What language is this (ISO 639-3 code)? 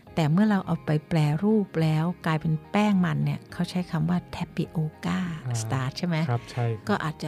tha